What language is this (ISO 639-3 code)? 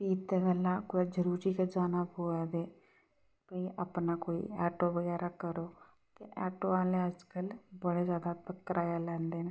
doi